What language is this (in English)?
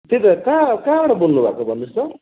Nepali